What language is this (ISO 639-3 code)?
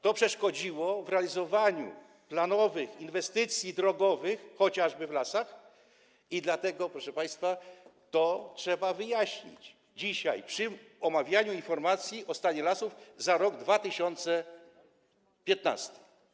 pol